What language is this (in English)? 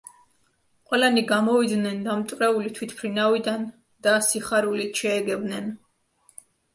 Georgian